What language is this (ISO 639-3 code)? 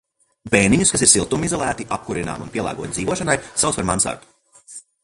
lav